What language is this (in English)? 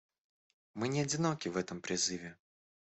Russian